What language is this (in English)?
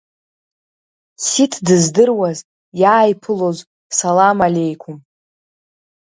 Abkhazian